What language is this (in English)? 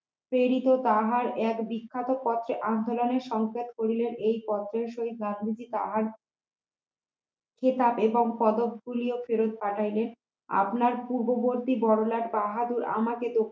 Bangla